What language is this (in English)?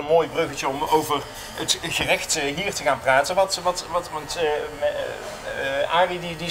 Dutch